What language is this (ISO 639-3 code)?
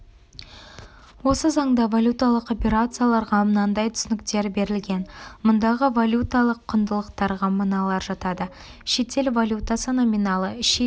kaz